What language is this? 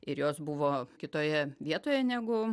Lithuanian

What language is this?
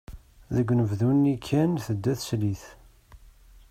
Kabyle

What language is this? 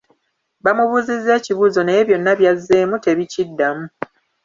Ganda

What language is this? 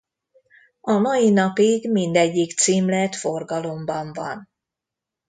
Hungarian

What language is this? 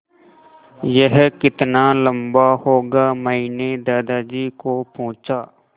Hindi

